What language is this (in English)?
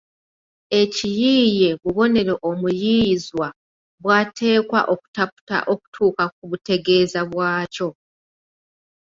Ganda